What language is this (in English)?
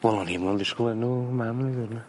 Welsh